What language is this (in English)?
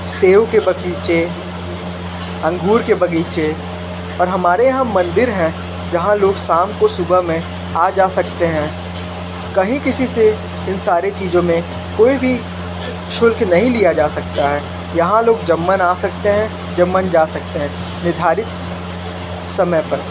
Hindi